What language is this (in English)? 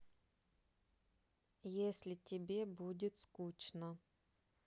Russian